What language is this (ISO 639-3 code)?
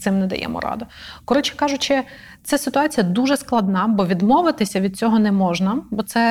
ukr